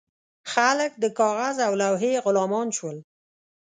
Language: Pashto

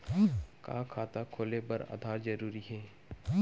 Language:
Chhattisgarhi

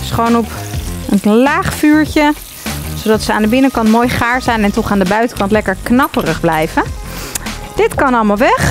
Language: Dutch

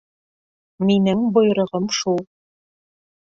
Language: Bashkir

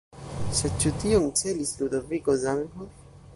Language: Esperanto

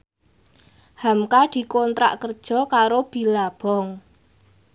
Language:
Javanese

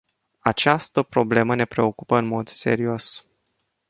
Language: Romanian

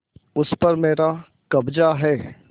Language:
Hindi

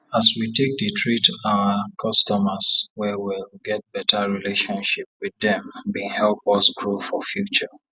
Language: Nigerian Pidgin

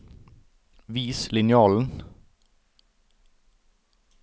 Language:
Norwegian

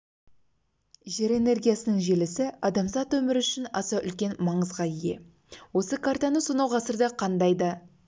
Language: Kazakh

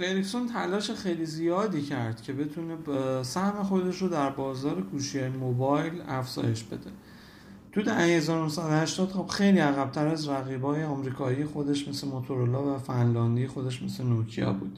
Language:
Persian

